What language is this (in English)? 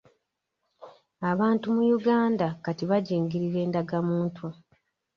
Ganda